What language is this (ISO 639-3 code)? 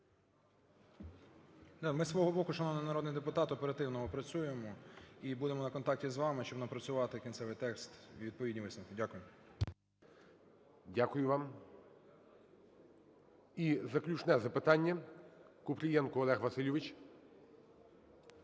ukr